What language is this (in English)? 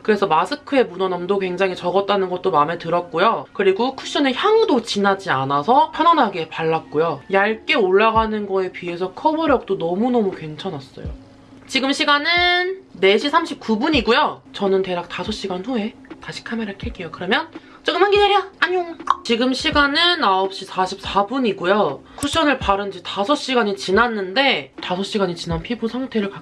Korean